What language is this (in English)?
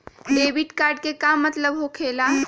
Magahi